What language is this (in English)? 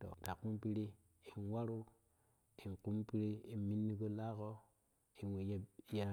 Kushi